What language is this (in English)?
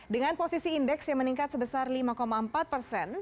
Indonesian